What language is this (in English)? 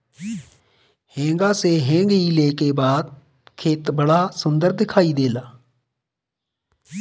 Bhojpuri